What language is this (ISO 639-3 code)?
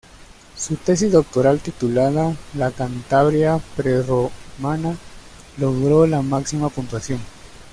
spa